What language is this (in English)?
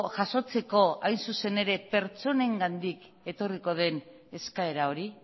Basque